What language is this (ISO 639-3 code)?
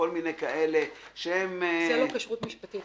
heb